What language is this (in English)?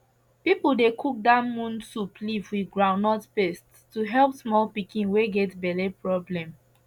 Nigerian Pidgin